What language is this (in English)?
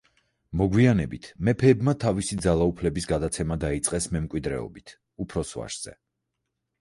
Georgian